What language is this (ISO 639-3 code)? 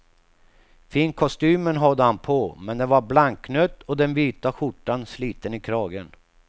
swe